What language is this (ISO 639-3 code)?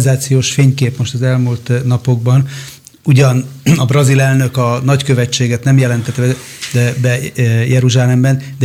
hun